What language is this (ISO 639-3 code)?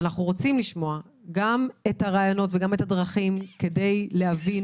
heb